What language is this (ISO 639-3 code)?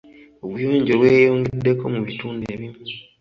lug